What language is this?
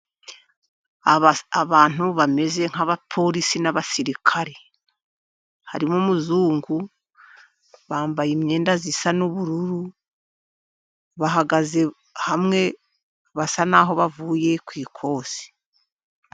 Kinyarwanda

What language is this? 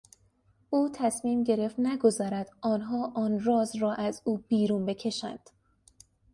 Persian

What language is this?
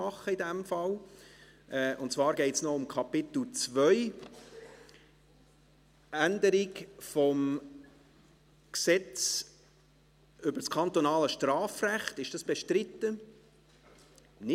Swiss German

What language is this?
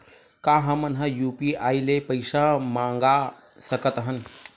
Chhattisgarhi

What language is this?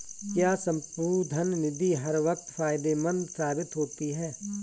Hindi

